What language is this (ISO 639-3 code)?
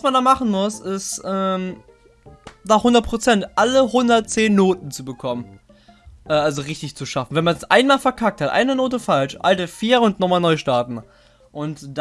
deu